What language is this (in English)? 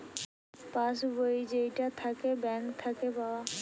Bangla